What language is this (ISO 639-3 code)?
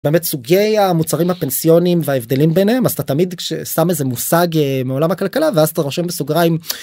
heb